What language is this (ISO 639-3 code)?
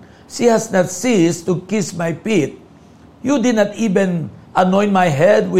fil